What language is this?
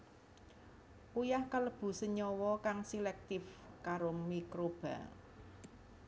Javanese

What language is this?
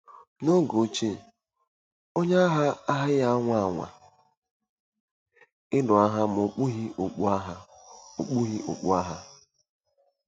Igbo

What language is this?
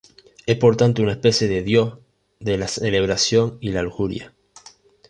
Spanish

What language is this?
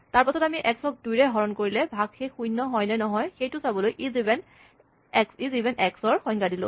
Assamese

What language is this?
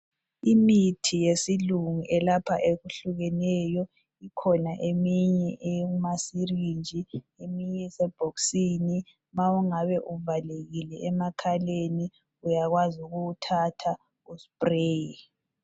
North Ndebele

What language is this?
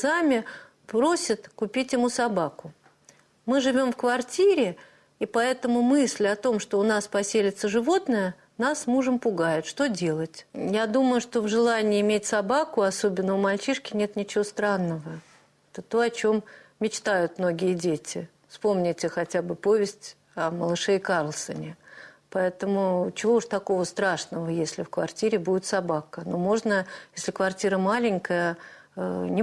Russian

